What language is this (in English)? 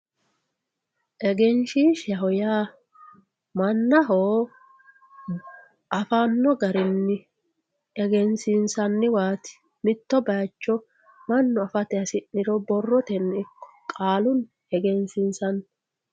Sidamo